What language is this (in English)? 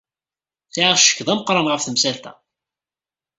Kabyle